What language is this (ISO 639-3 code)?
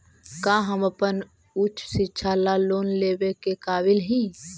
mag